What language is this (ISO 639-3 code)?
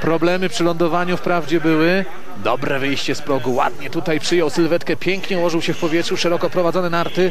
pol